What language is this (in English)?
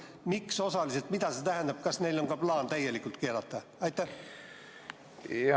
Estonian